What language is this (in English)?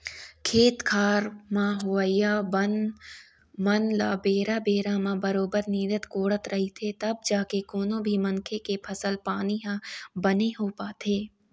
Chhattisgarhi